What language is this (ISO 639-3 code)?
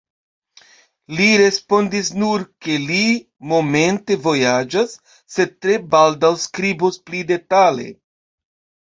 epo